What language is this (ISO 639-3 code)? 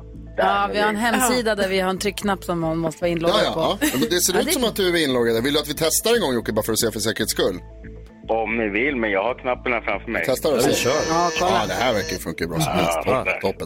swe